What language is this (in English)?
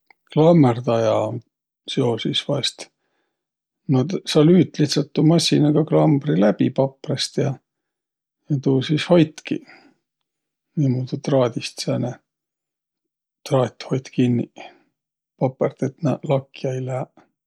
Võro